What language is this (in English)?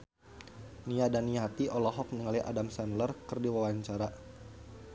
Sundanese